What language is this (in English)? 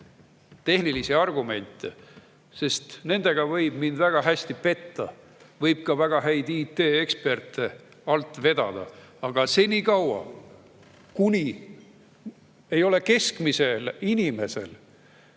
Estonian